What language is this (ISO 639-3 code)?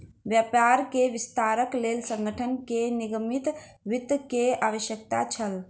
mai